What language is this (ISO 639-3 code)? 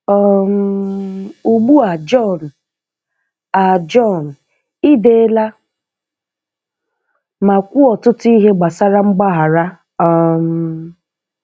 ibo